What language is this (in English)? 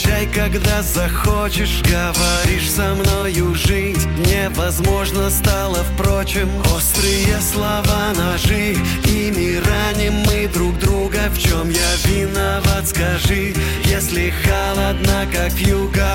Russian